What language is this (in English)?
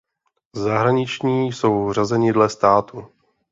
Czech